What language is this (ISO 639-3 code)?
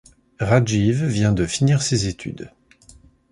fra